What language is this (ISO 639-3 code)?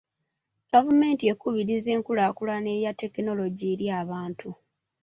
lug